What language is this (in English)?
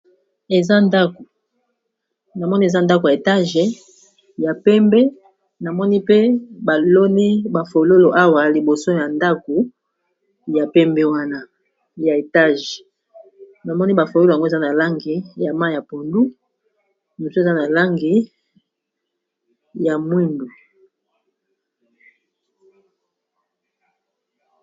Lingala